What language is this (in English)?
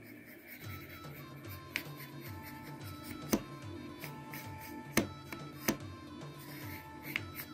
Russian